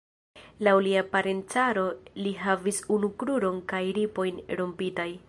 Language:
Esperanto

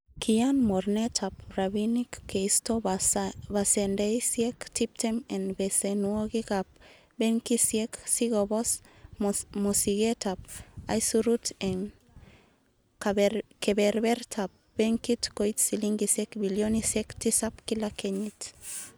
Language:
Kalenjin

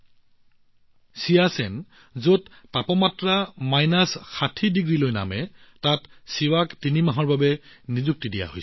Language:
Assamese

